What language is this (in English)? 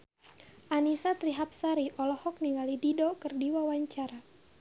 Sundanese